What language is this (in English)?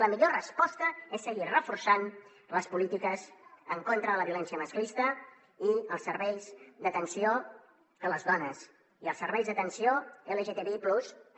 Catalan